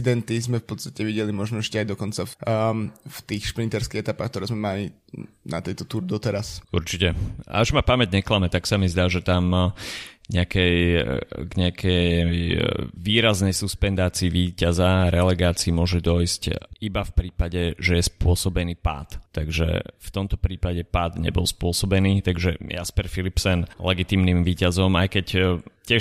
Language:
Slovak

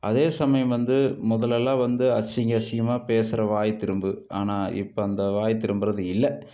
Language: Tamil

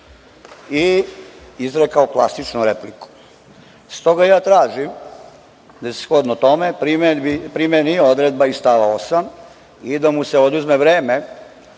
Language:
Serbian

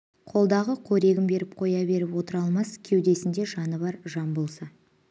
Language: Kazakh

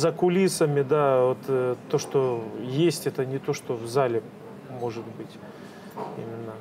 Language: Russian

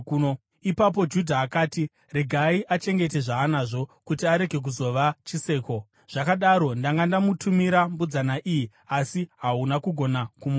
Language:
Shona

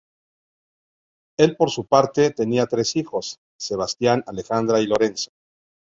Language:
Spanish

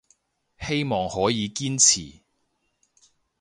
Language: Cantonese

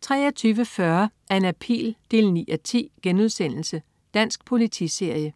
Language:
Danish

